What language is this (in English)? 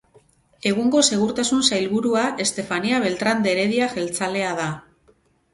Basque